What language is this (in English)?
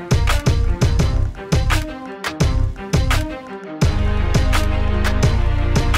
English